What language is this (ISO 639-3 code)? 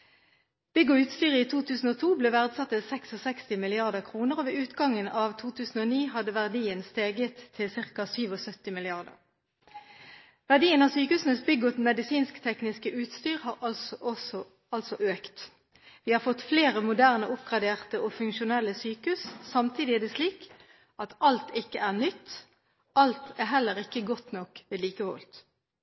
nob